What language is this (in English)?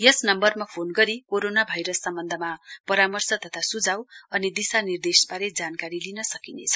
Nepali